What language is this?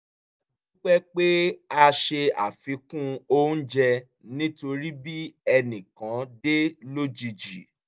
Yoruba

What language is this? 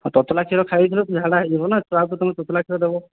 Odia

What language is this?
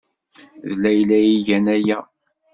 Kabyle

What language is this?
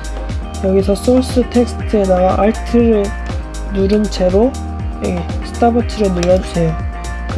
Korean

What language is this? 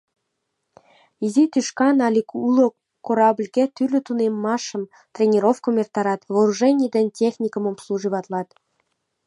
Mari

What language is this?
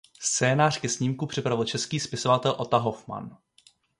Czech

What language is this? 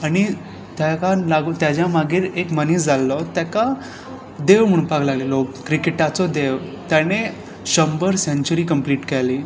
Konkani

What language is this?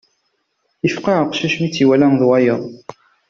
Kabyle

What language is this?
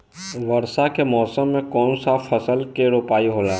Bhojpuri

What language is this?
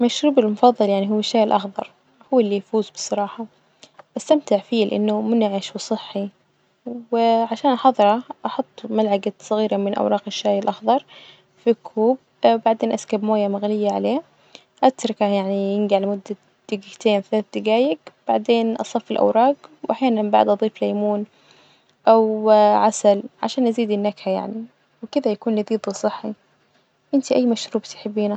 Najdi Arabic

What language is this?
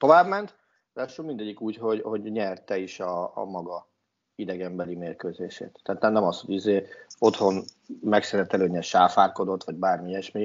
Hungarian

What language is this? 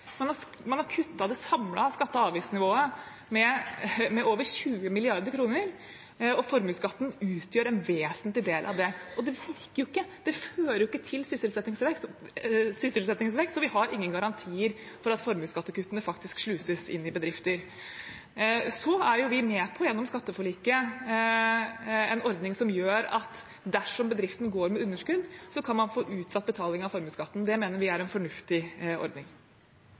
Norwegian Bokmål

